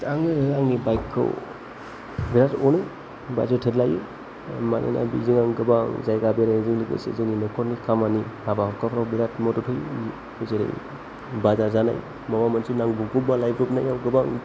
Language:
Bodo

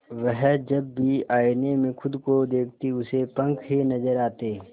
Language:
Hindi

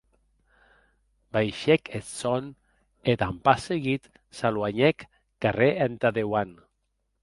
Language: Occitan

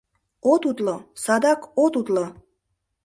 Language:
Mari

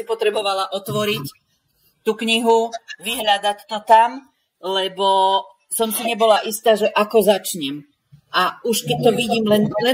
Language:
Slovak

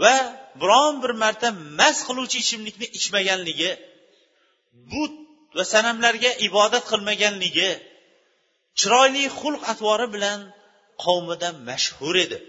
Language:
Bulgarian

